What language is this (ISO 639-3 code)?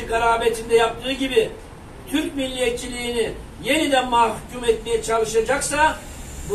tur